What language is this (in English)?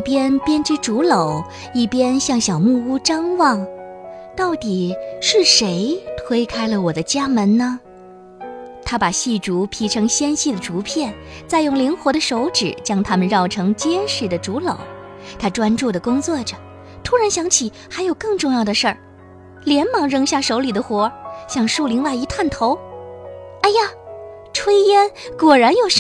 Chinese